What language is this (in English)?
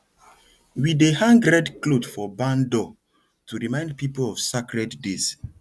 Nigerian Pidgin